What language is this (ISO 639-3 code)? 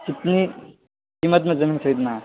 urd